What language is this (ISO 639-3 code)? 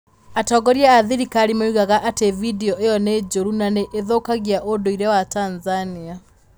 kik